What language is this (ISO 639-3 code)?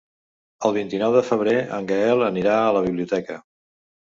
cat